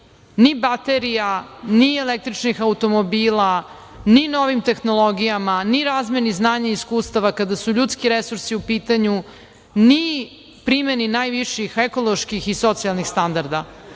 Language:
Serbian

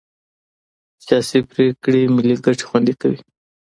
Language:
Pashto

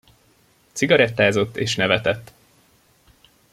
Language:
Hungarian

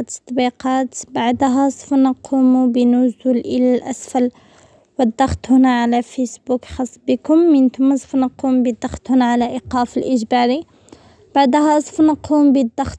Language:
Arabic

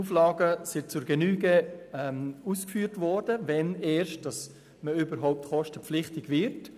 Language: Swiss German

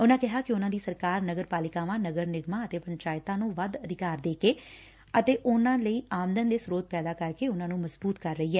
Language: Punjabi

